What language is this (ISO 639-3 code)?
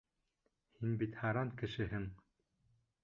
bak